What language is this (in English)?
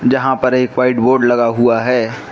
Hindi